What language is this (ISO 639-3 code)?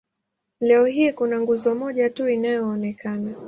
swa